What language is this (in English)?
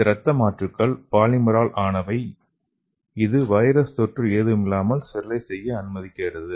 Tamil